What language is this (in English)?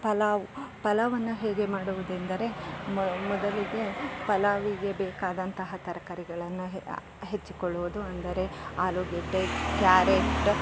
Kannada